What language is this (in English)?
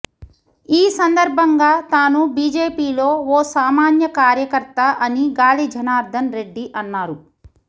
Telugu